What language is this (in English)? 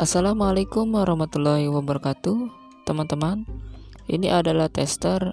Indonesian